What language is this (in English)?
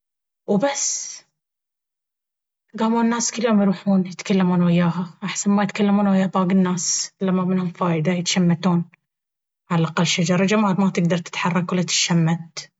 Baharna Arabic